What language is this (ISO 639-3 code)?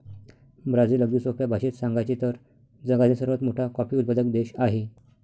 mar